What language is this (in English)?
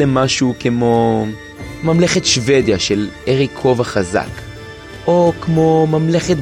Hebrew